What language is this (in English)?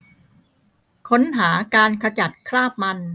Thai